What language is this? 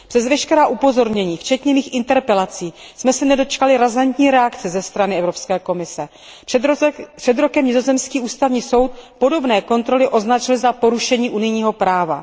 Czech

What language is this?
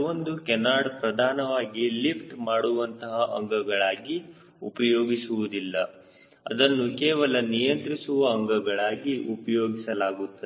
Kannada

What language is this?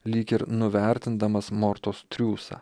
Lithuanian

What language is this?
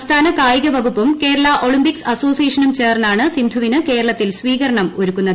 Malayalam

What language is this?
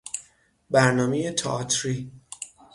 Persian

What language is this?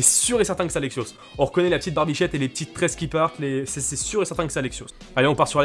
French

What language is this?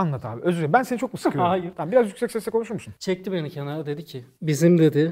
Turkish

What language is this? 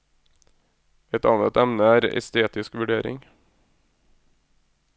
Norwegian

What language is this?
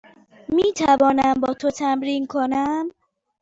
Persian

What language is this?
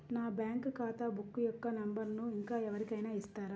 Telugu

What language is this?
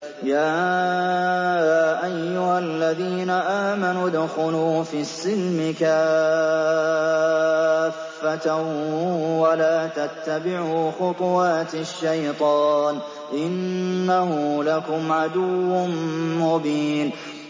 Arabic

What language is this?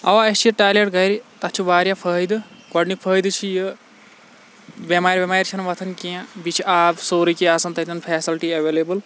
Kashmiri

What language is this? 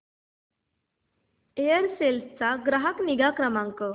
Marathi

